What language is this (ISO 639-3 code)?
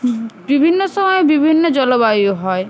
ben